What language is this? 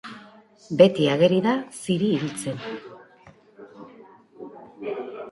Basque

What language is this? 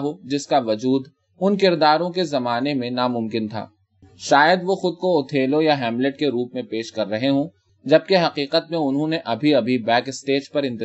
Urdu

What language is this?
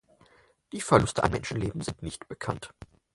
German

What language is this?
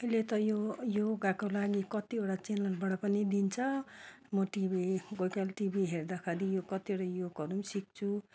Nepali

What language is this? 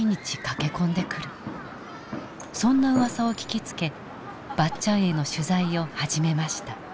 Japanese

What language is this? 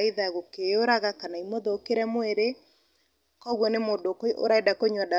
Kikuyu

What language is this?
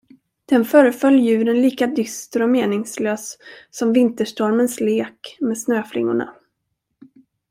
Swedish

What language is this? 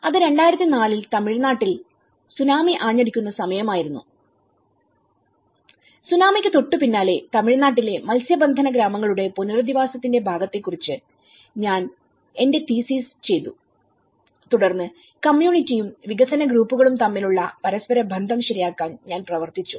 Malayalam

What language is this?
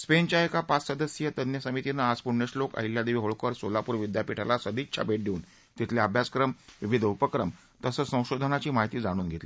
Marathi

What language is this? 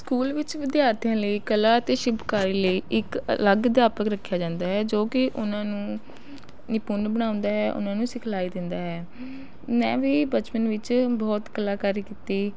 Punjabi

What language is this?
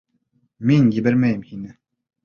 Bashkir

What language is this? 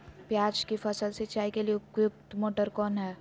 Magahi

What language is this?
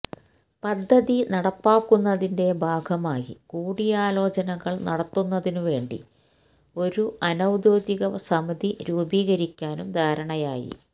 Malayalam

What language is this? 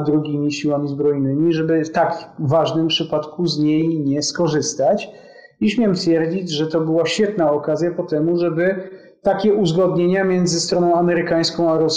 Polish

